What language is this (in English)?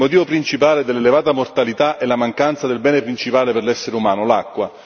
Italian